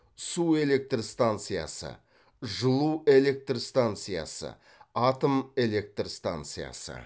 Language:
Kazakh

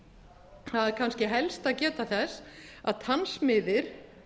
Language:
Icelandic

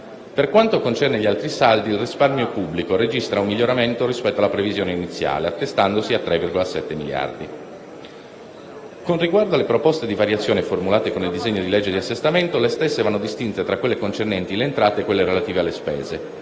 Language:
Italian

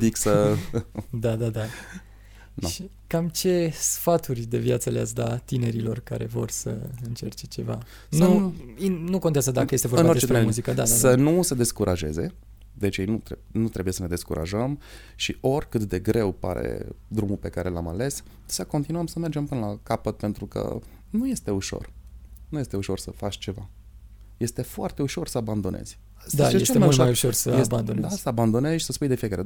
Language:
Romanian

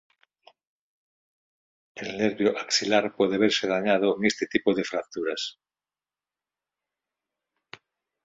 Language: Spanish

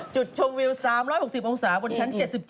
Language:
Thai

